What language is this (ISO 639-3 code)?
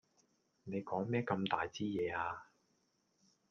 yue